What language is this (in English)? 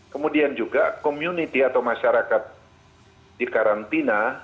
Indonesian